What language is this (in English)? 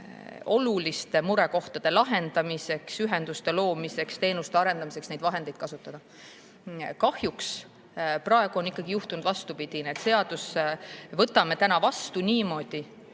Estonian